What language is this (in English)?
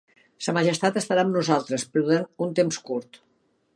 Catalan